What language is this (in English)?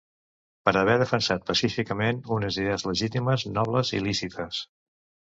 Catalan